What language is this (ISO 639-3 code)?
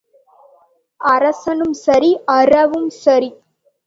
tam